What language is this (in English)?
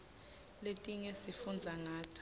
Swati